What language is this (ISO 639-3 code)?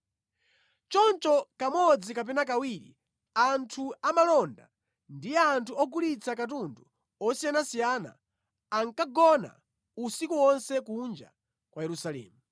nya